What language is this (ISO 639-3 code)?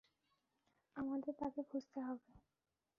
ben